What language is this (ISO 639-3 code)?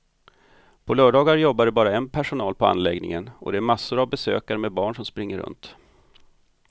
swe